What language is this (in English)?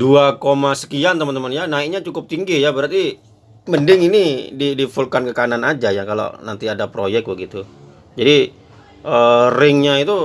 Indonesian